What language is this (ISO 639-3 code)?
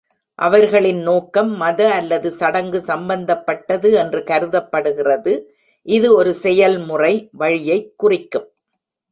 tam